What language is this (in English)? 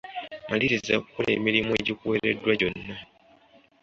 Ganda